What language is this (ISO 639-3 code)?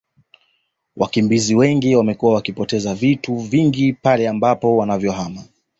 swa